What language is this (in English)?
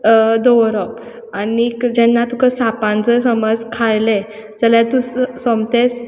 Konkani